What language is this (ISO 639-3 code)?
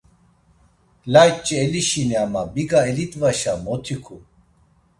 lzz